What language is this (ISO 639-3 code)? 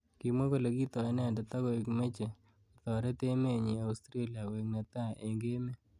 kln